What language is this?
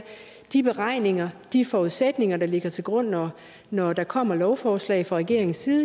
Danish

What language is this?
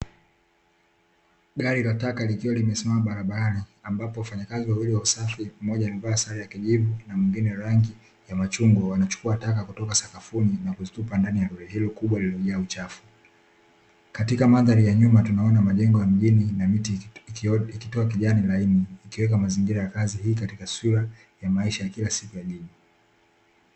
Swahili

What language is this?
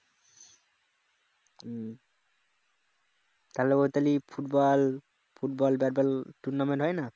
Bangla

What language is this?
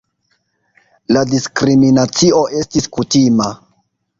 Esperanto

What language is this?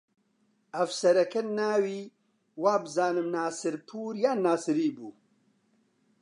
Central Kurdish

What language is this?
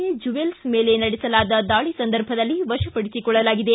Kannada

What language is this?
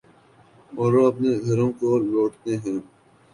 Urdu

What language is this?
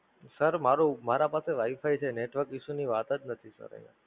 Gujarati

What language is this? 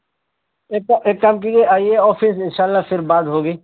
Urdu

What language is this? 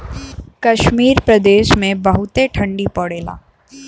Bhojpuri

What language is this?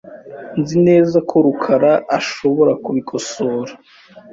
Kinyarwanda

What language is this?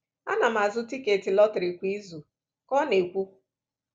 Igbo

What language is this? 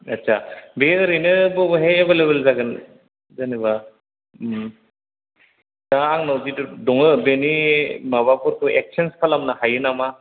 Bodo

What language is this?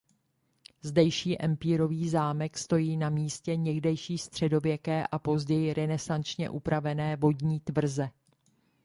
Czech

